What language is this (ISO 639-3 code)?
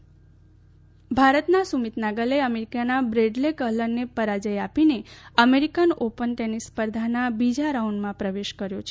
guj